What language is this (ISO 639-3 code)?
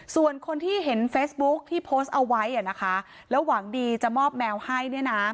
tha